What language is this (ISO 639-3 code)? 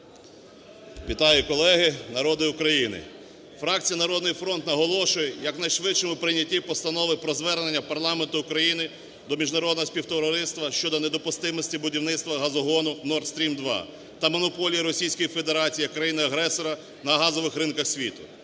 ukr